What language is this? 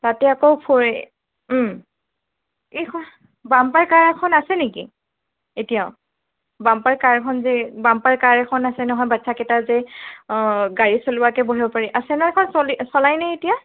Assamese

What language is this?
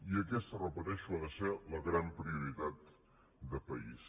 Catalan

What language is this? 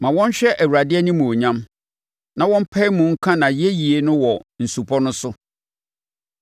Akan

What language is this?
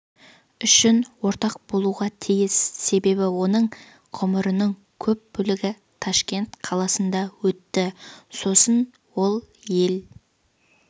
Kazakh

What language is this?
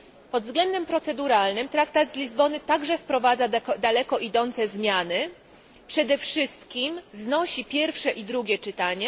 Polish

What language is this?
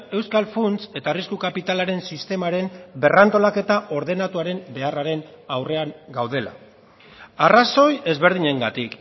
Basque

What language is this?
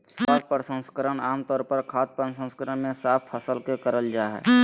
Magahi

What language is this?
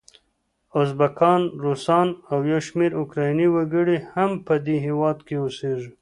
Pashto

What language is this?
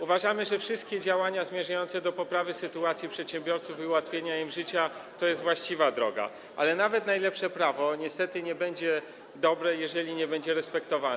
Polish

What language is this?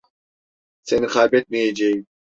Turkish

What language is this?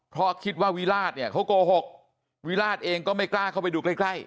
Thai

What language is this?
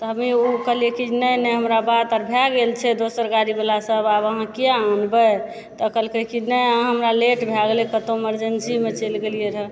Maithili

